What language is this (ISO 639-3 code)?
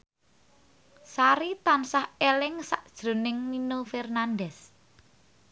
jav